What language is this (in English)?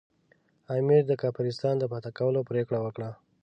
Pashto